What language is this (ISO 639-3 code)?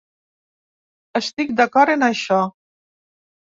cat